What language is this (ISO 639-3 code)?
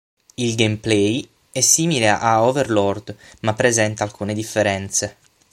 ita